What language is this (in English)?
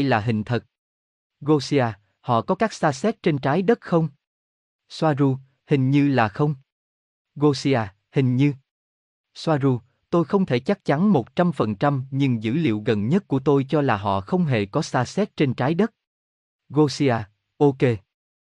Vietnamese